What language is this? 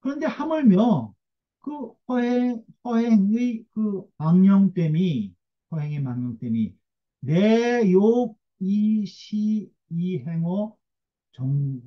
Korean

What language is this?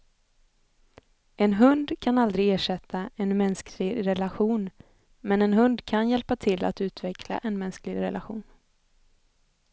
Swedish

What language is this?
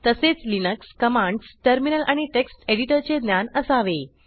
Marathi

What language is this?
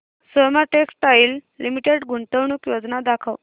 Marathi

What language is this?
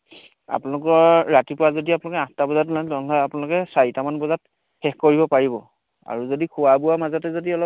Assamese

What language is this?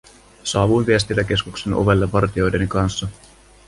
Finnish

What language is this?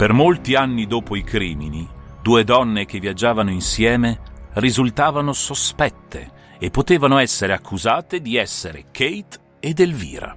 Italian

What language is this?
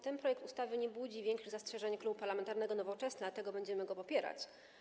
Polish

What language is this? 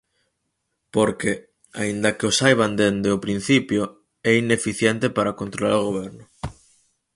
Galician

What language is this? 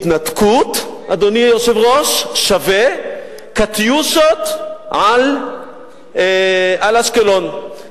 Hebrew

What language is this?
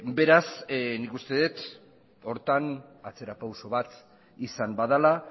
Basque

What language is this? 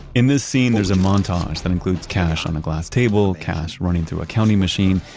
English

